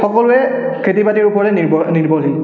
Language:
Assamese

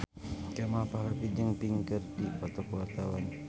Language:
Sundanese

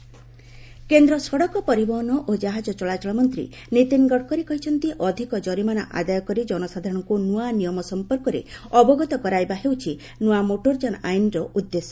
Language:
Odia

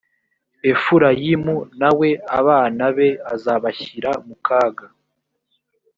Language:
Kinyarwanda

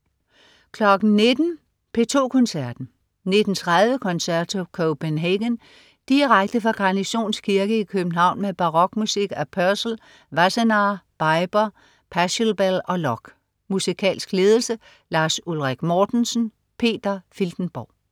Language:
Danish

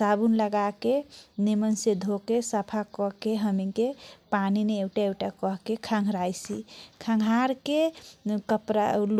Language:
Kochila Tharu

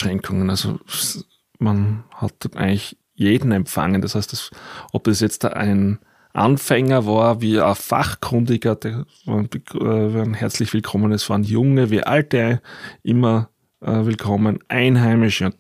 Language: German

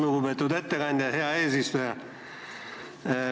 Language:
Estonian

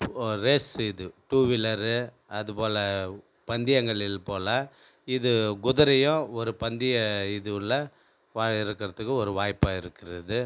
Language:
Tamil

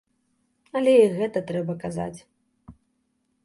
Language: Belarusian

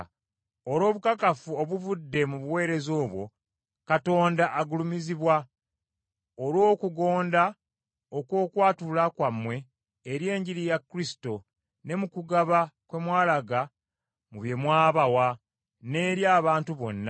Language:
Ganda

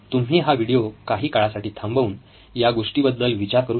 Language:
Marathi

